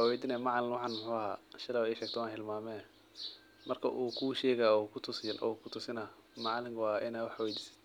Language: Somali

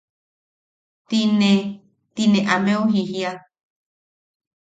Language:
Yaqui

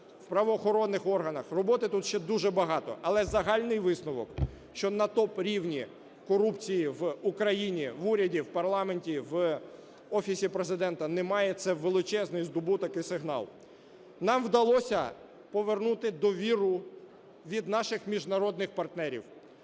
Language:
Ukrainian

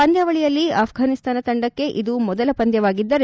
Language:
Kannada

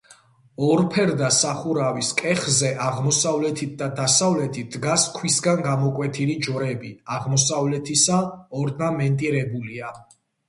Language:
Georgian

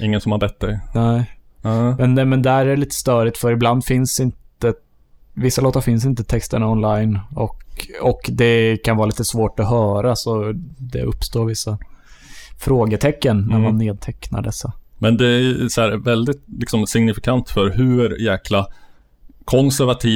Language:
Swedish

